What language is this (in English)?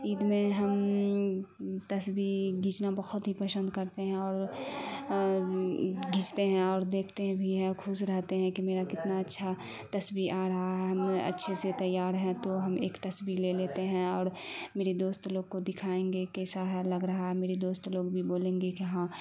Urdu